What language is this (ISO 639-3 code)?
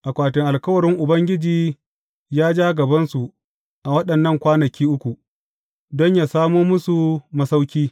hau